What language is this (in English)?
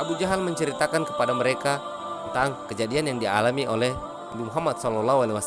Indonesian